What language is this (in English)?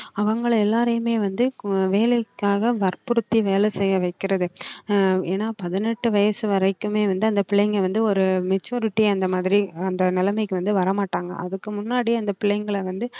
Tamil